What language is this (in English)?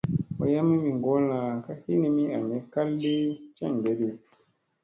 Musey